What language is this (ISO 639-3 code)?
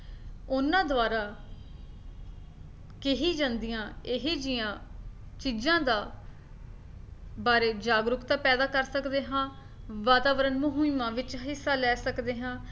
pan